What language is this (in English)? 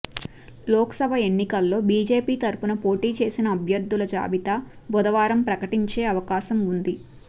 Telugu